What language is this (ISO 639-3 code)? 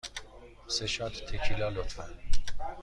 fas